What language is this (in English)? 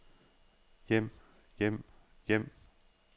Danish